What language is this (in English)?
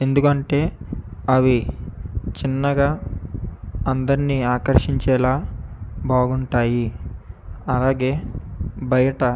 Telugu